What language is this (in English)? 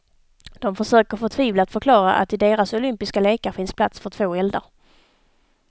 Swedish